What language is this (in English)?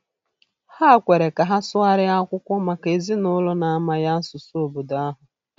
Igbo